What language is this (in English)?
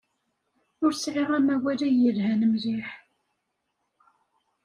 Kabyle